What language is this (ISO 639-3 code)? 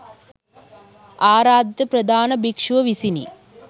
sin